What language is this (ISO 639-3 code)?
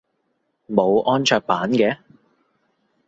yue